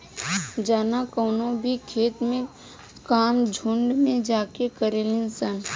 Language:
Bhojpuri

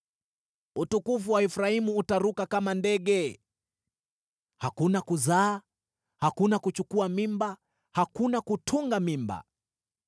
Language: Swahili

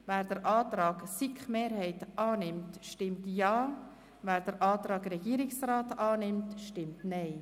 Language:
Swiss German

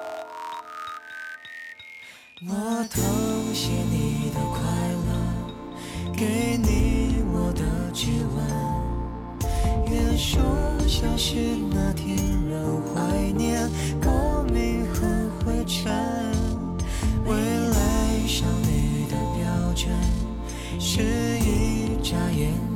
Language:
Chinese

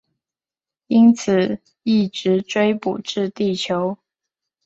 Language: Chinese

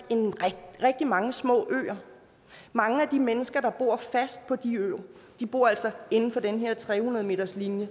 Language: Danish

